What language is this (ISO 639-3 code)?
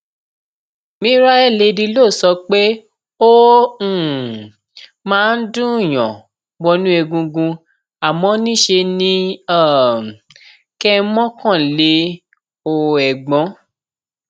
yor